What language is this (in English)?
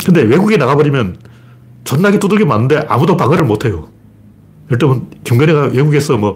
Korean